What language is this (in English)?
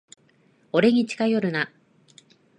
Japanese